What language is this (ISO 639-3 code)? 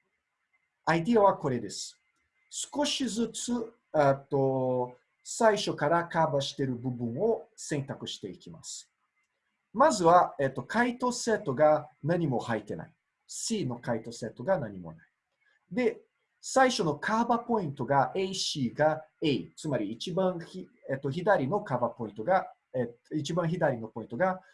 jpn